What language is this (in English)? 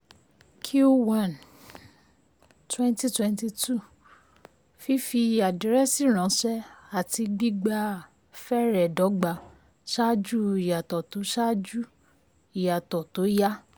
Yoruba